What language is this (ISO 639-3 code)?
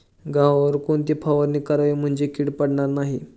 mar